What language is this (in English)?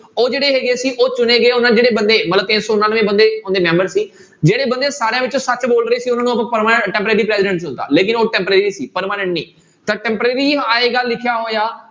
Punjabi